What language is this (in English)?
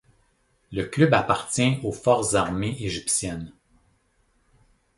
French